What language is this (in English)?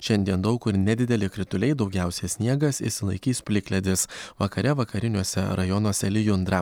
Lithuanian